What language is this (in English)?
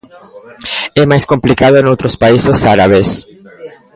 Galician